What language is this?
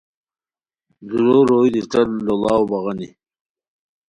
Khowar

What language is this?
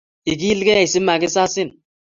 Kalenjin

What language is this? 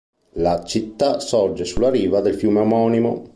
Italian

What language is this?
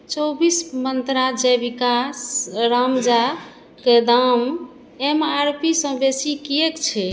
Maithili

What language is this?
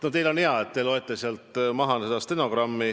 Estonian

